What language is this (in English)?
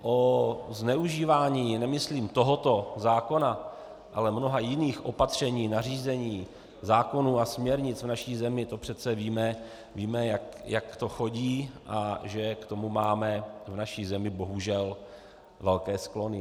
Czech